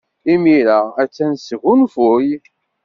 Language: Kabyle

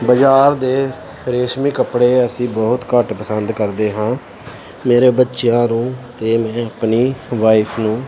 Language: Punjabi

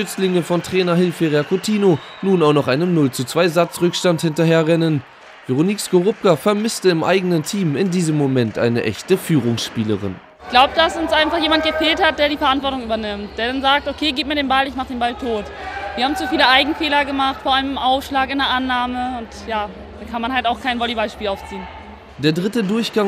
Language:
German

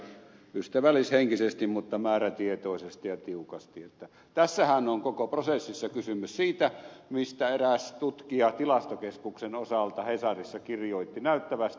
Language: Finnish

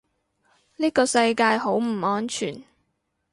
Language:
Cantonese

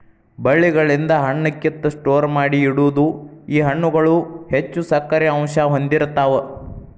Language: Kannada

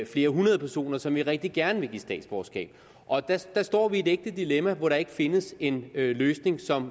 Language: Danish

